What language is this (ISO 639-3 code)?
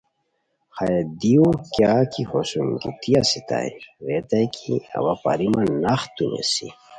khw